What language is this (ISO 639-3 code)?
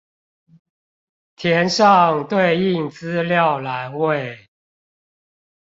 zho